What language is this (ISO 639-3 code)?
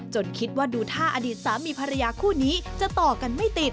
tha